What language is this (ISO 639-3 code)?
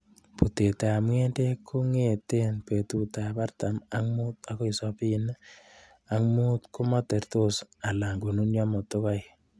kln